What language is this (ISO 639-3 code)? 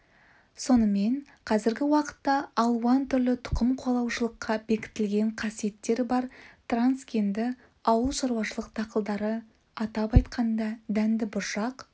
kaz